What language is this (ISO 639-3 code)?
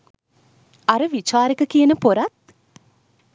sin